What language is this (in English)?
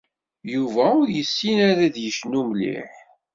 Kabyle